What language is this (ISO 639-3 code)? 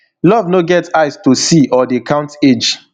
pcm